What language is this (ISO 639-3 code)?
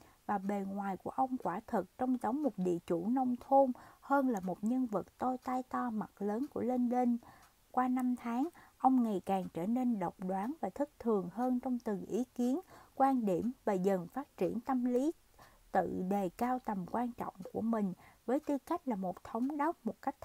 vie